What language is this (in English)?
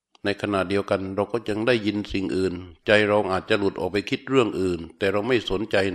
Thai